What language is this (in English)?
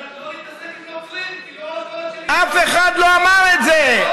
Hebrew